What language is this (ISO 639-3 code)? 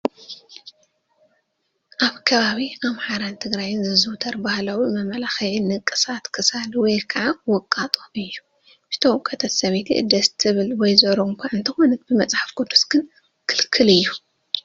tir